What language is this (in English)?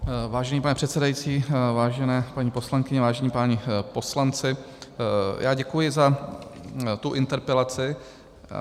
Czech